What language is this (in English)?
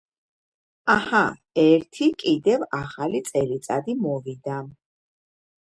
Georgian